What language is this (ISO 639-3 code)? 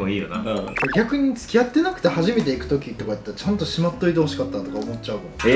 jpn